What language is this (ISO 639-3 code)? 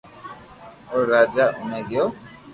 lrk